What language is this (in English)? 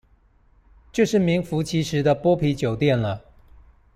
Chinese